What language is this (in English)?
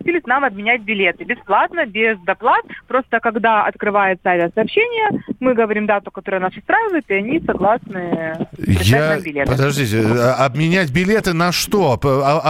Russian